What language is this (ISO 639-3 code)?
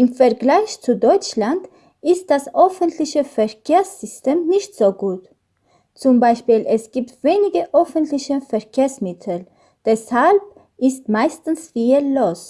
deu